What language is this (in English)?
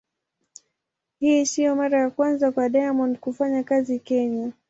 Swahili